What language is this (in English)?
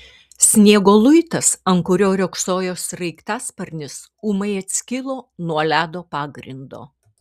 Lithuanian